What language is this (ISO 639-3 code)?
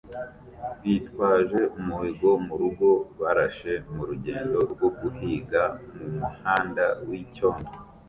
kin